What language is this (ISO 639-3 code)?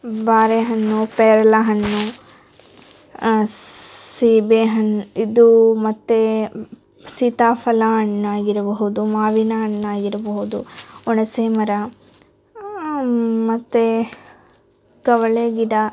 kan